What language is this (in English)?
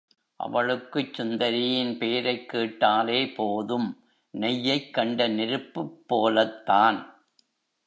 Tamil